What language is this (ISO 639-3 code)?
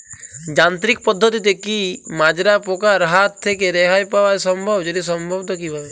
ben